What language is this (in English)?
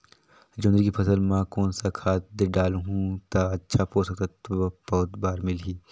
Chhattisgarhi